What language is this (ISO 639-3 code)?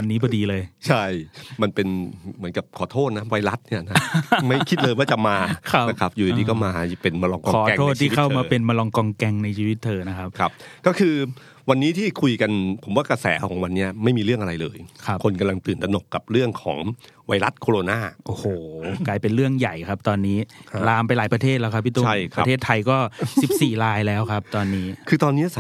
tha